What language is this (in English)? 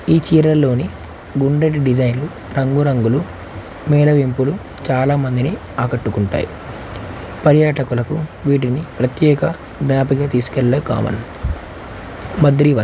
Telugu